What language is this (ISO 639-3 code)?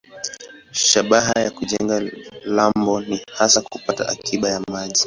swa